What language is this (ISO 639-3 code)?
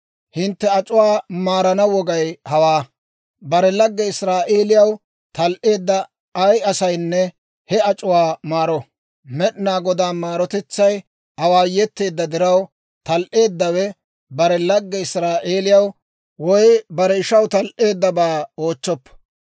dwr